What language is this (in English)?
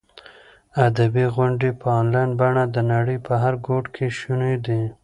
Pashto